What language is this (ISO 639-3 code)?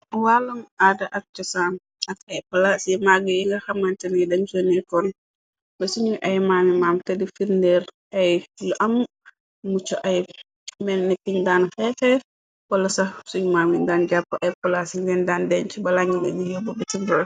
wol